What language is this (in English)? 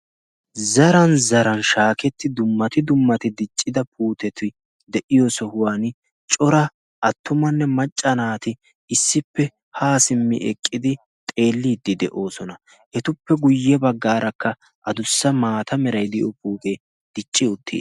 Wolaytta